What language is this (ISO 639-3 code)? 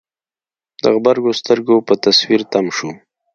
pus